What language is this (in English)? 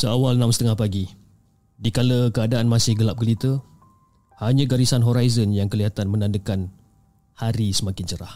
Malay